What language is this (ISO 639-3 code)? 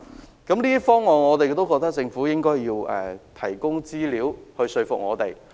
yue